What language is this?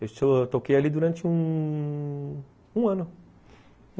Portuguese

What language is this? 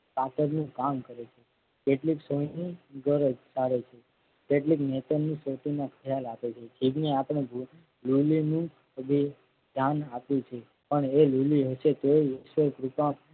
Gujarati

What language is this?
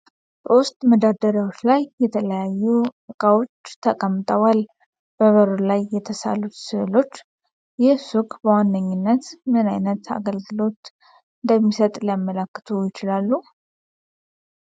Amharic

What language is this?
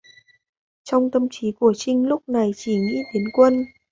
Vietnamese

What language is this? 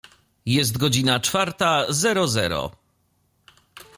Polish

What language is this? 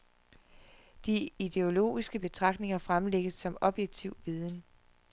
Danish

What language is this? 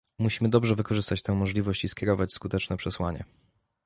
Polish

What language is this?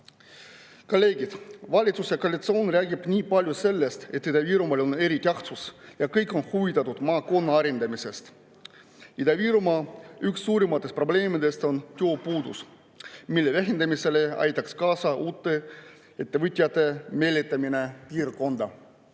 Estonian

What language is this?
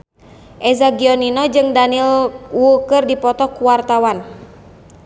Sundanese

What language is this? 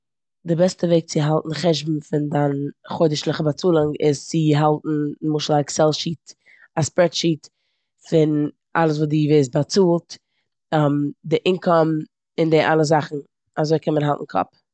Yiddish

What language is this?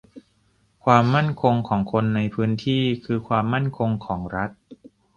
Thai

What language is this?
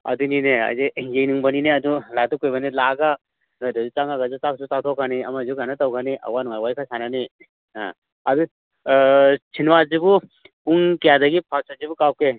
Manipuri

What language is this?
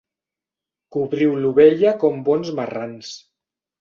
Catalan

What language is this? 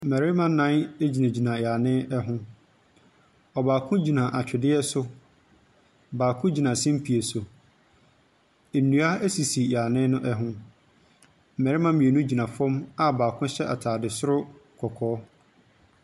Akan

